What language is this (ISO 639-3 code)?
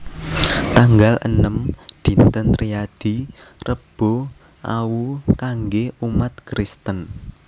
jav